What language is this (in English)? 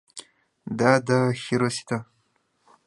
Mari